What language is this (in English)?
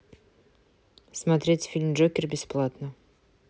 Russian